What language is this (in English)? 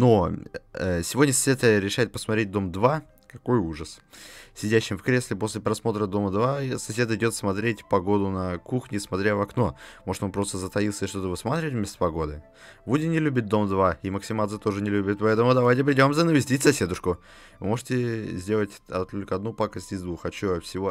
Russian